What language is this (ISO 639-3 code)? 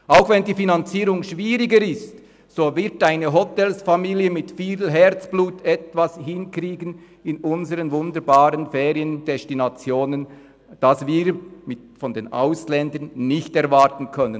gsw